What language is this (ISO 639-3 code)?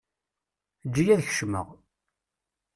kab